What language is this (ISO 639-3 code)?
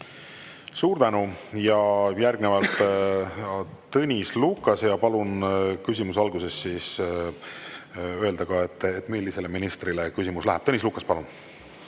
est